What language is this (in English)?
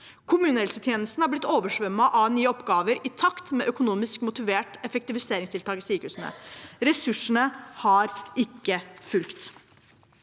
Norwegian